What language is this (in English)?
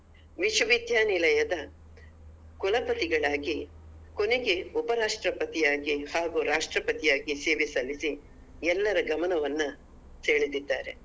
Kannada